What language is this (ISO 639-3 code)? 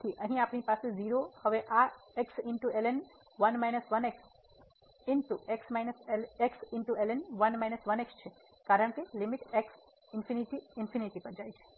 guj